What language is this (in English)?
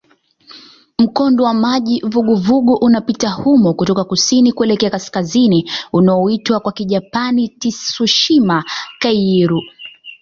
Swahili